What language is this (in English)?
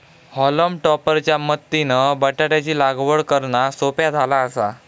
Marathi